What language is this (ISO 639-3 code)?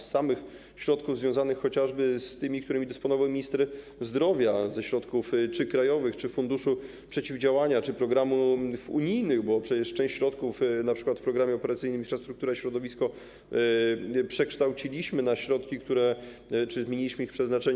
pol